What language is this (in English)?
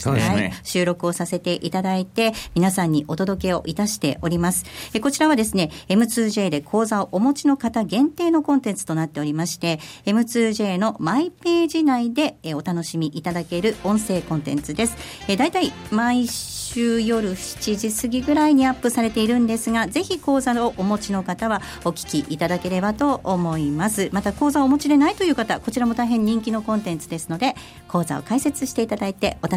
Japanese